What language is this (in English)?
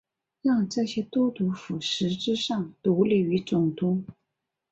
Chinese